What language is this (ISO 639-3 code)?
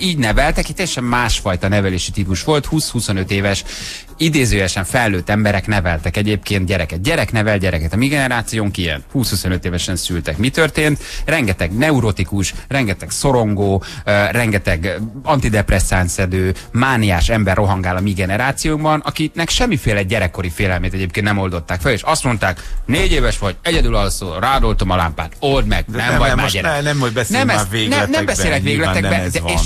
hun